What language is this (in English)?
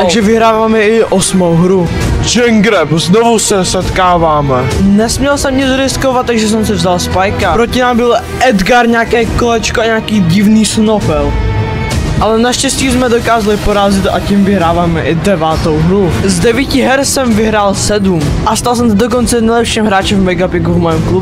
Czech